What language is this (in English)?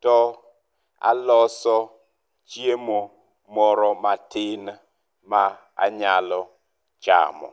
Luo (Kenya and Tanzania)